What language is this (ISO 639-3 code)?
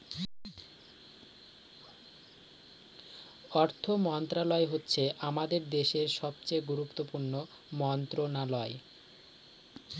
ben